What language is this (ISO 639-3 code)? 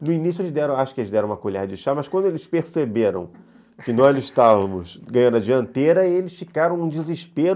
por